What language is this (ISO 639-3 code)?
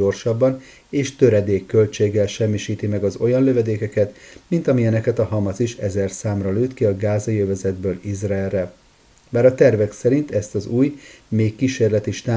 hun